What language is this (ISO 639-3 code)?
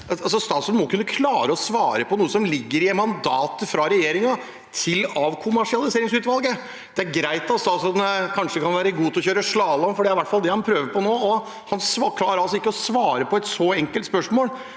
nor